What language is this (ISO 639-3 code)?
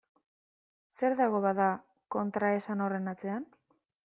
eus